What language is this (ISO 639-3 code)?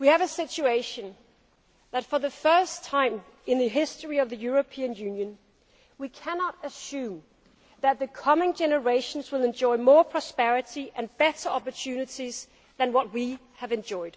eng